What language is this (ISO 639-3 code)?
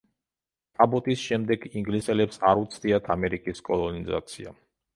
kat